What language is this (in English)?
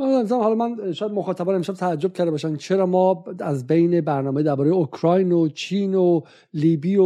Persian